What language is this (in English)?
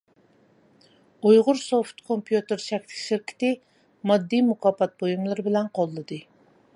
Uyghur